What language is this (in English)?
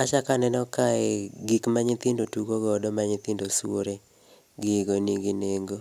Luo (Kenya and Tanzania)